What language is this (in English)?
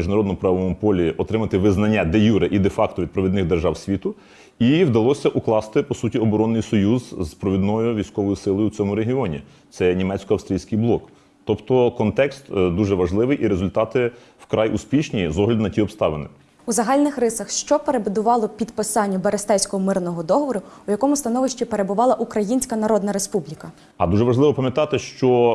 Ukrainian